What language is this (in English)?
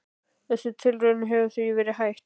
Icelandic